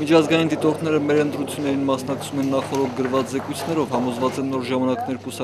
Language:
Turkish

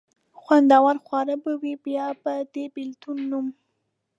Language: Pashto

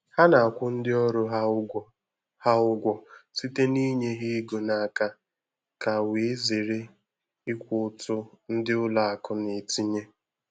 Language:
Igbo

